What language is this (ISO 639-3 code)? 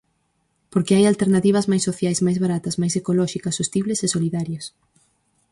glg